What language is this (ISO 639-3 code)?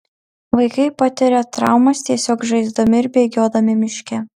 lit